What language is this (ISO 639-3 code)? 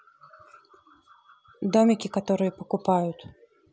rus